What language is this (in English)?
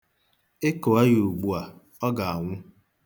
Igbo